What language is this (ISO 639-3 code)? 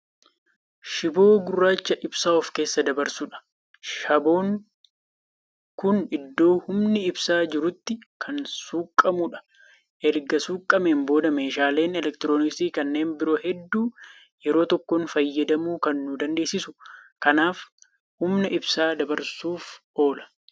orm